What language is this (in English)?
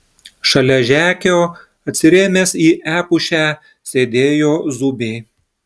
Lithuanian